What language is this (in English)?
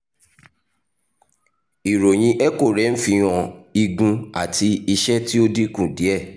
Yoruba